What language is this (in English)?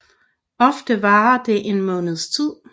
Danish